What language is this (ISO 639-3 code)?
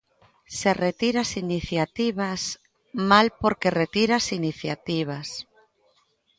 glg